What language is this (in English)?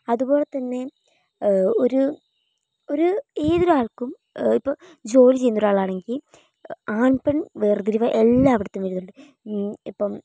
Malayalam